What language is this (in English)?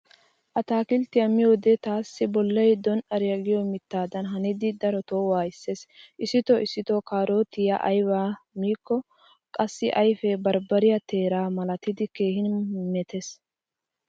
Wolaytta